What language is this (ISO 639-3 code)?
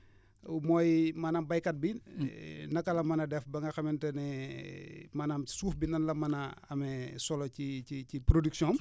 wol